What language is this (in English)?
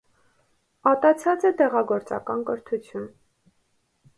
Armenian